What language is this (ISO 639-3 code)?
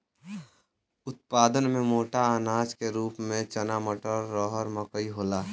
bho